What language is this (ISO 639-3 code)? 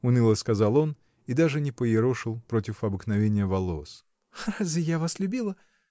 rus